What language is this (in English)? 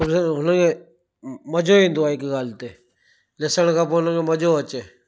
Sindhi